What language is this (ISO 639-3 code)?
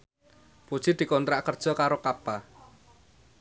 jav